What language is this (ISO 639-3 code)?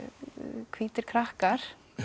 isl